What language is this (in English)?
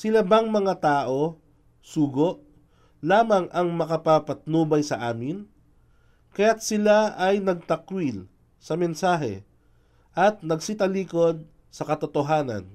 Filipino